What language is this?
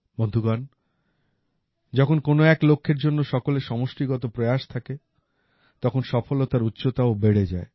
Bangla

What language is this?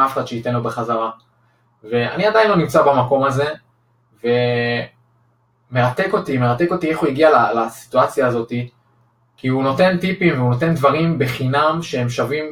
Hebrew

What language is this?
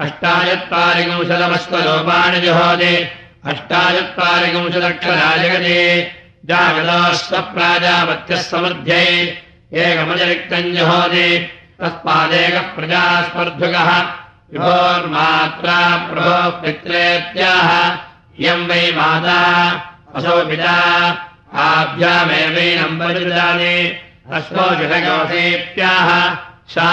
Russian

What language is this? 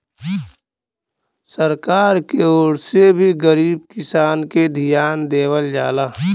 Bhojpuri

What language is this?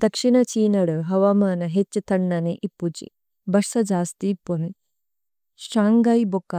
Tulu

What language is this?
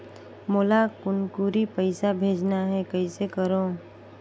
Chhattisgarhi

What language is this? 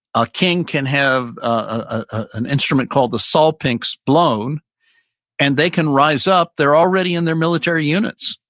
English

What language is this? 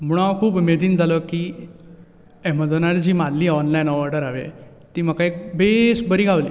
Konkani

